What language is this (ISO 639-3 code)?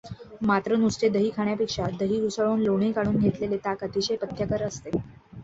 mar